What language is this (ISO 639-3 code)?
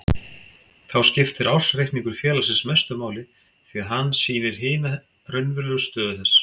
isl